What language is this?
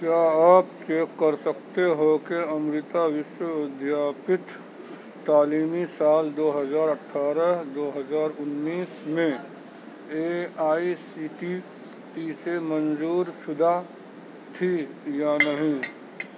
Urdu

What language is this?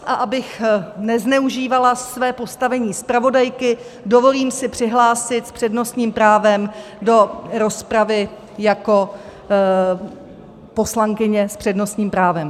Czech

